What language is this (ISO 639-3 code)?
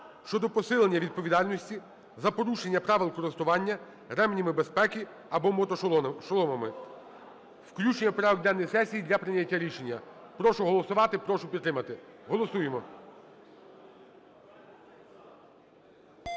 ukr